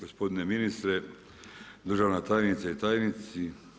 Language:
Croatian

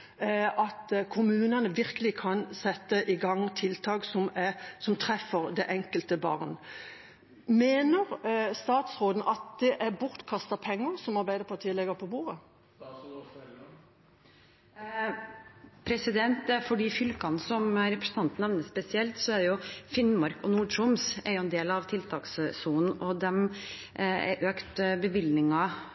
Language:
Norwegian Bokmål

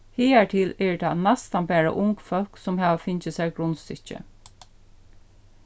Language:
Faroese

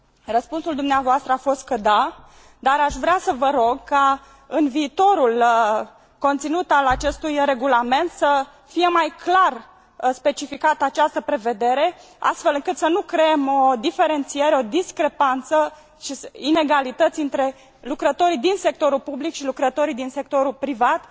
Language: Romanian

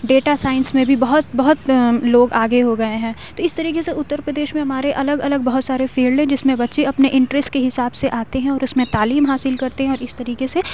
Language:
Urdu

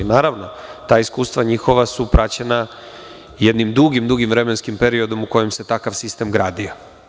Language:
Serbian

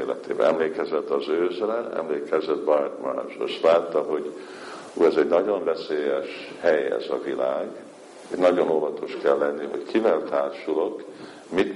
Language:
Hungarian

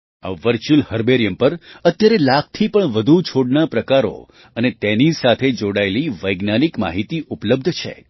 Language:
Gujarati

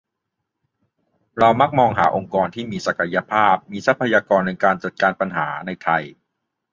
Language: Thai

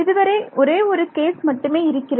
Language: Tamil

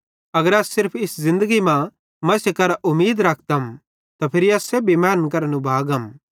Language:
Bhadrawahi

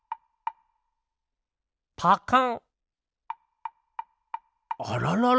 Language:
Japanese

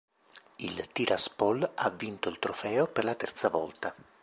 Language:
Italian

